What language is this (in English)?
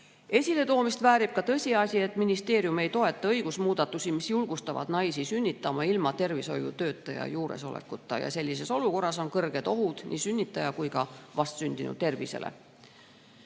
Estonian